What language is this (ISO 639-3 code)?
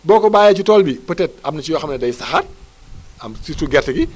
wol